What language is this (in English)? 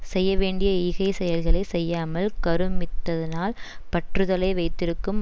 Tamil